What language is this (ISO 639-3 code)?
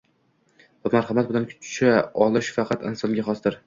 uzb